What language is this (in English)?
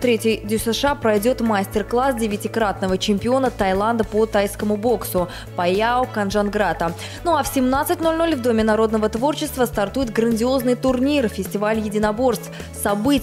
Russian